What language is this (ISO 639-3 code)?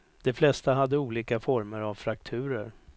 swe